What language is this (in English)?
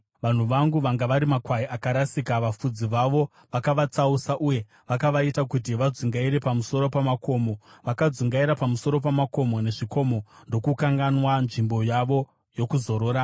Shona